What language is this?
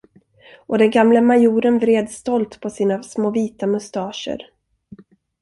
Swedish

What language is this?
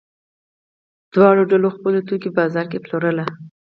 Pashto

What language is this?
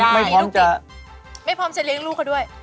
Thai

